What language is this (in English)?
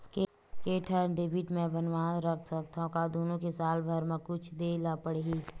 Chhattisgarhi